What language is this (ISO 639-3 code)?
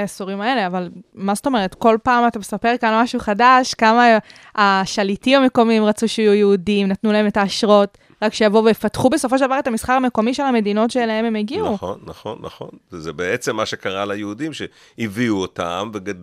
heb